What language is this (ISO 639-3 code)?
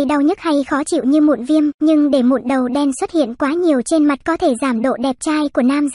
vie